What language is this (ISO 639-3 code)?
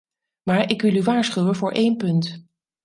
nld